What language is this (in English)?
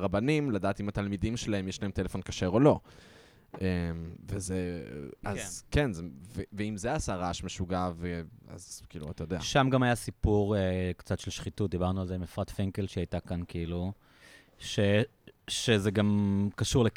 Hebrew